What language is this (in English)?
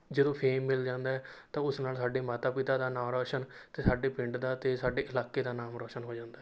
Punjabi